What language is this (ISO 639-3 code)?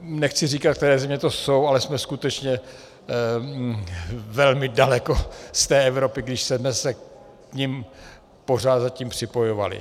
ces